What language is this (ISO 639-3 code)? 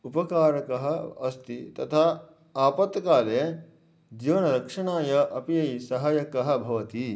san